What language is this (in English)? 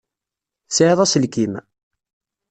Kabyle